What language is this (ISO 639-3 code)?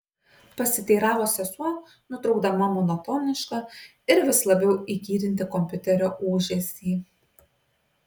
lit